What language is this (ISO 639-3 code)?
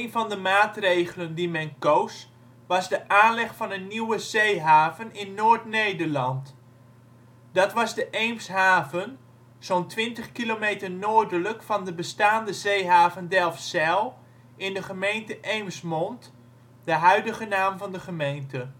nld